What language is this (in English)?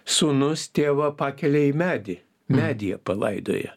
Lithuanian